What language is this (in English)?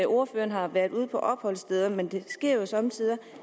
Danish